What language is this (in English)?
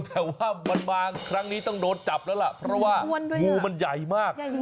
Thai